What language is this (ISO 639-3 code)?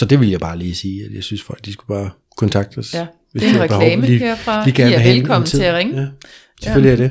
dan